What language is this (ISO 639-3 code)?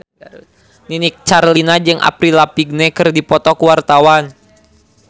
sun